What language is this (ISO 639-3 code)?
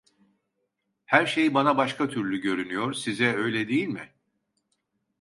tur